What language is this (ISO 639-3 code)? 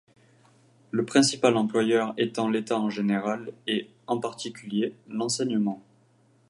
fra